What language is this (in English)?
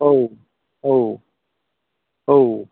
Bodo